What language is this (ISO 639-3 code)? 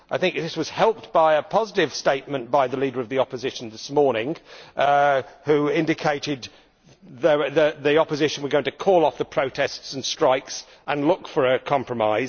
eng